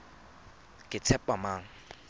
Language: Tswana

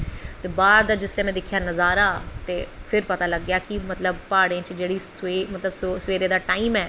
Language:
Dogri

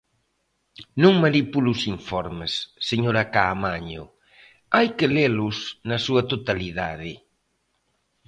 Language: Galician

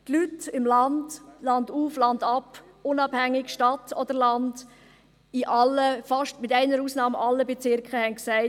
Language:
Swiss German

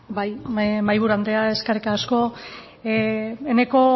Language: Basque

